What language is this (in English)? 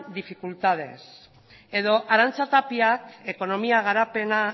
Basque